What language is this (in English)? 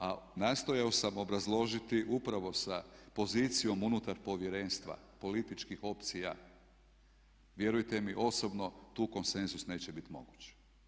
Croatian